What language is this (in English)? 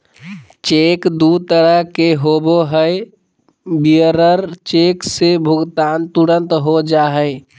Magahi